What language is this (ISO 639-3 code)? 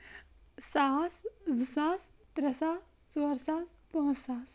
kas